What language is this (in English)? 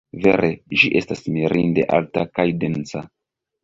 Esperanto